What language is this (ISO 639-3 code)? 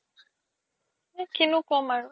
asm